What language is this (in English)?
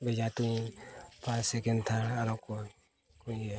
Santali